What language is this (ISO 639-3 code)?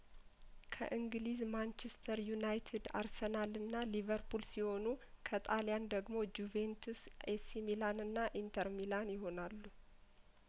amh